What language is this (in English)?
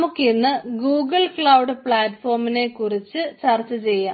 Malayalam